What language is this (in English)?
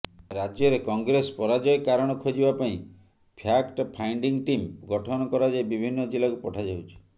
Odia